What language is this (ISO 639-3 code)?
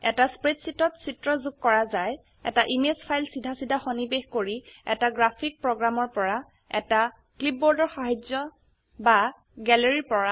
asm